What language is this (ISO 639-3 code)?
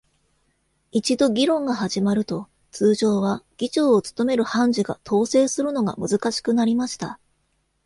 jpn